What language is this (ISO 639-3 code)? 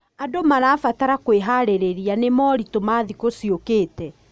kik